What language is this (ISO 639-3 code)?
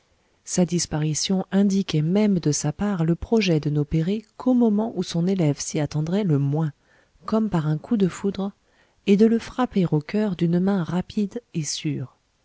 fra